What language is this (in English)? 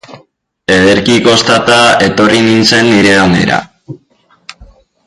Basque